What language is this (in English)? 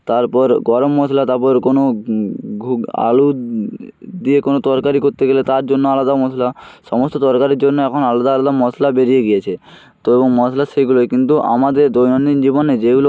Bangla